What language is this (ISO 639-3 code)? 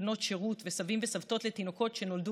heb